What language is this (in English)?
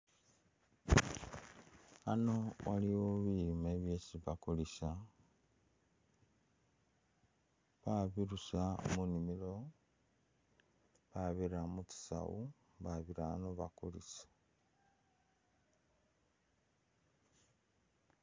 Masaaba